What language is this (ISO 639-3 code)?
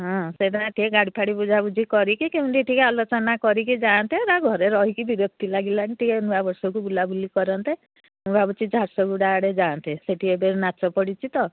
ori